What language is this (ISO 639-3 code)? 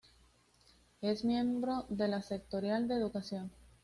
spa